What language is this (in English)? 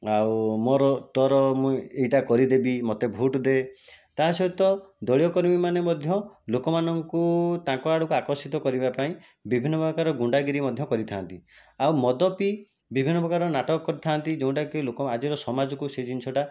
Odia